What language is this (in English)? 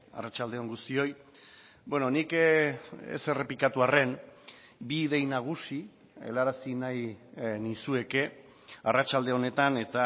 Basque